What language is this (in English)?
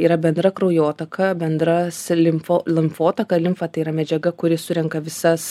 Lithuanian